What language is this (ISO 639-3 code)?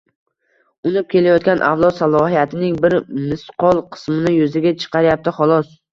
uzb